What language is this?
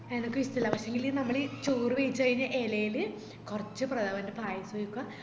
Malayalam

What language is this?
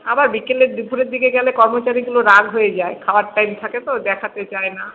Bangla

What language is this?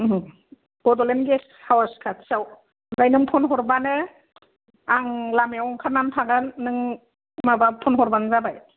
Bodo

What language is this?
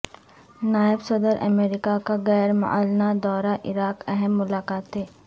Urdu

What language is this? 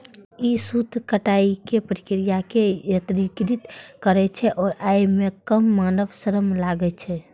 Maithili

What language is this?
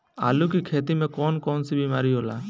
Bhojpuri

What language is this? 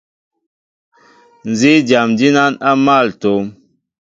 Mbo (Cameroon)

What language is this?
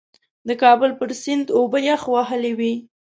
Pashto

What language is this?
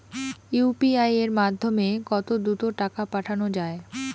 Bangla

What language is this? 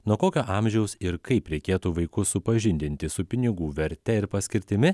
Lithuanian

